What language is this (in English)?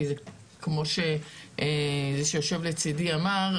Hebrew